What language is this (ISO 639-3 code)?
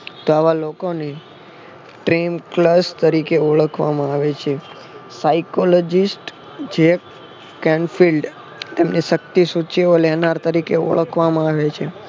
guj